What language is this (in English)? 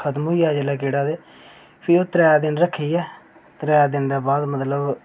Dogri